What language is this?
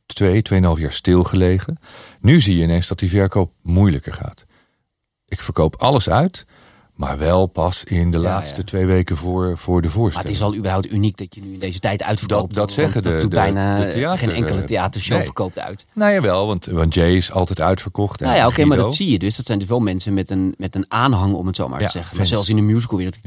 Dutch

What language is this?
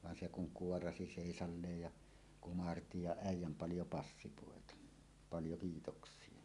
Finnish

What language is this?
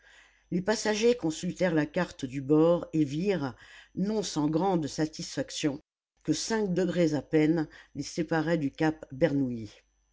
French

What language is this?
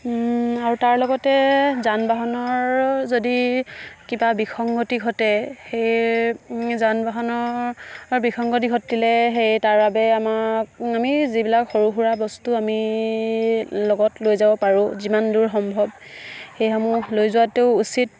Assamese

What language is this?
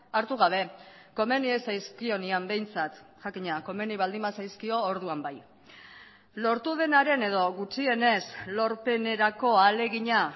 Basque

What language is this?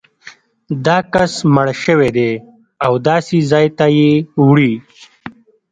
Pashto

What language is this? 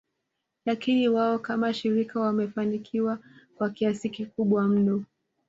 Swahili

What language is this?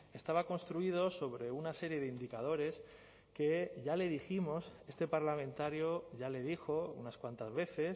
Spanish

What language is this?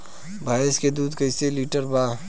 Bhojpuri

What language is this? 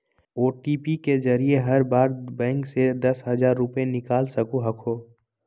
Magahi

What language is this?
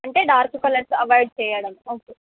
Telugu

